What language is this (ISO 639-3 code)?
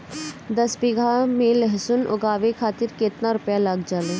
bho